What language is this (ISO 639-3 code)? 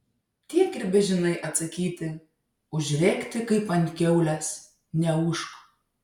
lit